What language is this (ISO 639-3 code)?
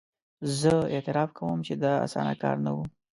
pus